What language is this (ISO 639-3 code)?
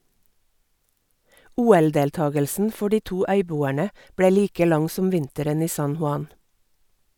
nor